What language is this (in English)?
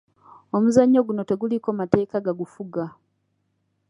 Ganda